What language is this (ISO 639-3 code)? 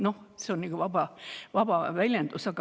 est